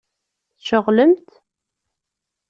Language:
Kabyle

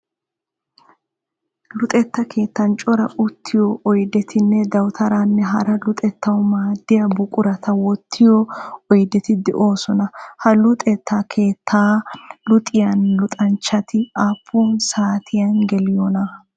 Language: Wolaytta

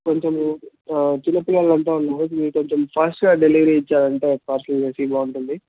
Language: Telugu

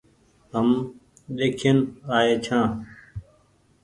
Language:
Goaria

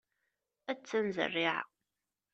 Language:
Kabyle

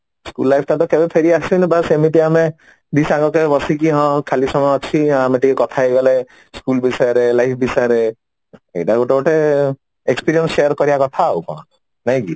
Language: Odia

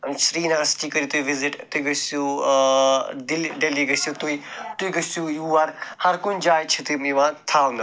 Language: Kashmiri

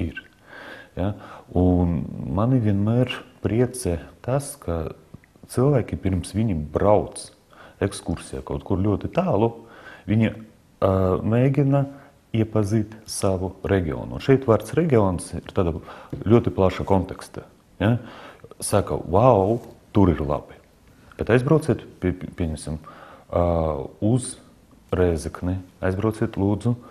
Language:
Latvian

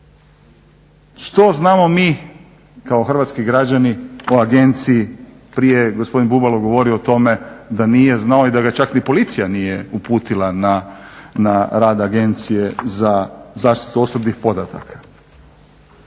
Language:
Croatian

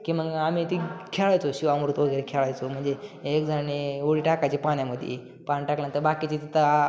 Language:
Marathi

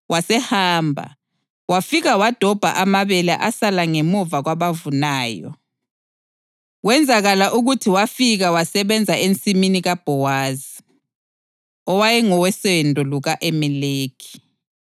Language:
North Ndebele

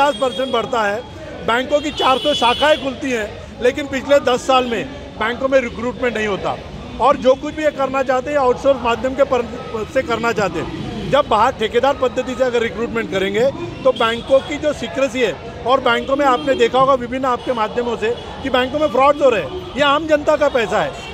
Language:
Hindi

